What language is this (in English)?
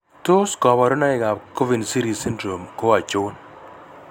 Kalenjin